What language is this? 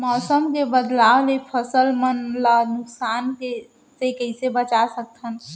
Chhattisgarhi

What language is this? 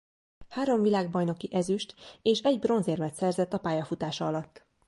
Hungarian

